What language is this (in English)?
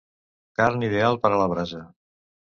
Catalan